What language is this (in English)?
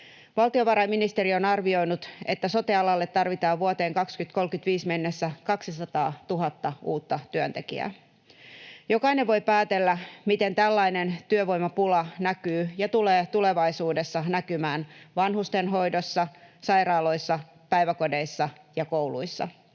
Finnish